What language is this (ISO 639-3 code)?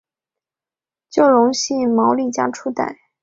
zho